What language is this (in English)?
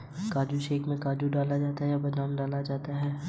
Hindi